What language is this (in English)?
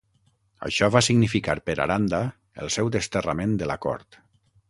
Catalan